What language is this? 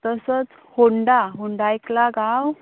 Konkani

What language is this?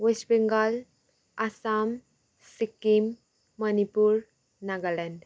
Nepali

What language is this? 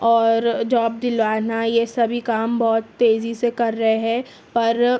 Urdu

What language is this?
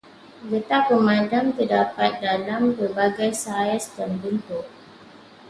Malay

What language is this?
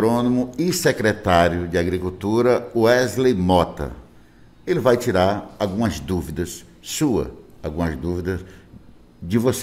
Portuguese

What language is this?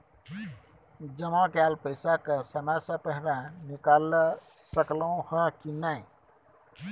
Maithili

